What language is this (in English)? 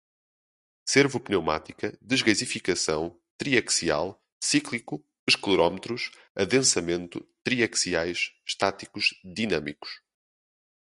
Portuguese